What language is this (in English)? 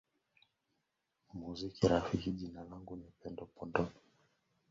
Swahili